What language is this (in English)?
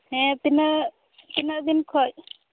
Santali